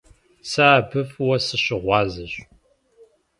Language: Kabardian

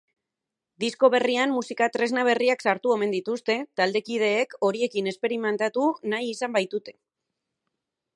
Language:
Basque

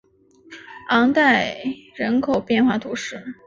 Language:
Chinese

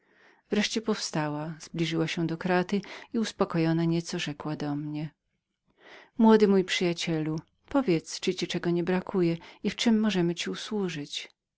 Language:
Polish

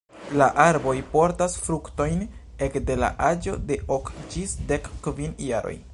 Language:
Esperanto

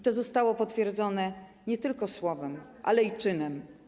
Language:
Polish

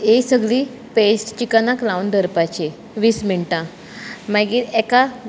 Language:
Konkani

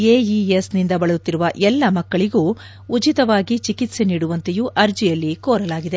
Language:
Kannada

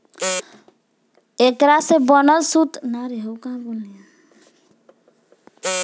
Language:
Bhojpuri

